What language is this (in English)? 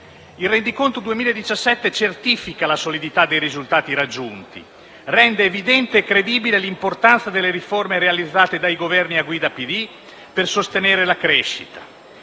Italian